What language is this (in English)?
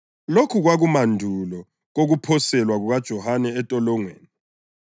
North Ndebele